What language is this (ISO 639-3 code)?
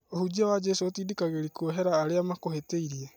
kik